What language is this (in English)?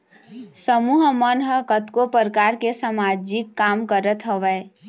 Chhattisgarhi